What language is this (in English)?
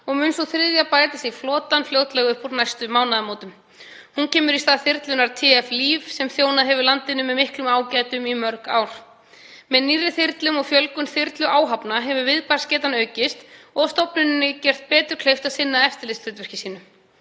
Icelandic